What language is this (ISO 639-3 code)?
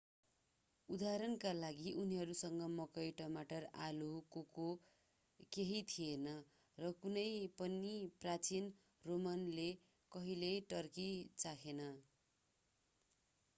nep